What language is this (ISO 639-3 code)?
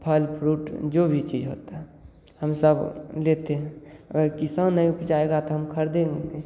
hin